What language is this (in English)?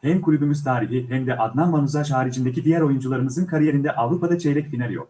Turkish